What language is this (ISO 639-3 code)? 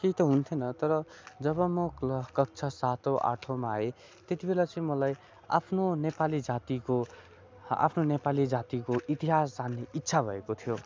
nep